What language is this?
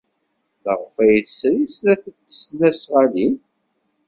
Kabyle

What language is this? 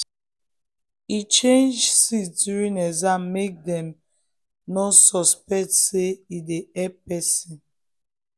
Nigerian Pidgin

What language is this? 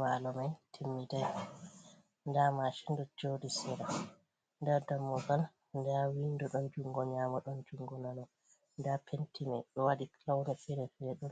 Fula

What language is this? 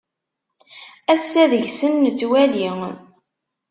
Kabyle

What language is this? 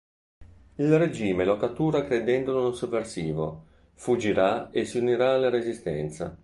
Italian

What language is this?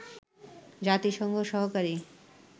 Bangla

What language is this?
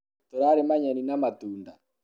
Kikuyu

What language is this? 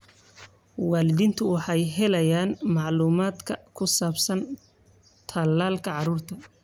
Somali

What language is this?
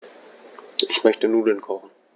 German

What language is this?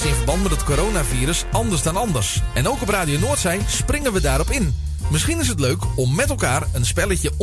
Dutch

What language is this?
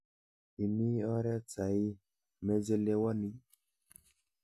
Kalenjin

